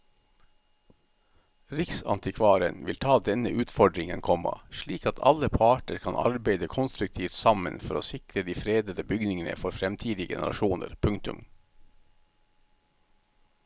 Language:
Norwegian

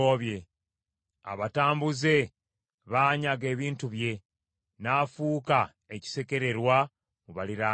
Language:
Ganda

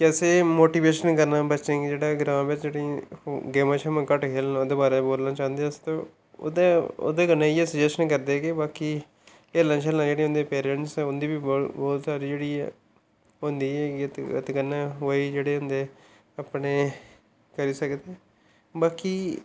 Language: Dogri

